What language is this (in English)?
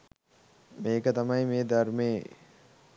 Sinhala